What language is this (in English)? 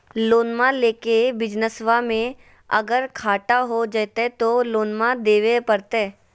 Magahi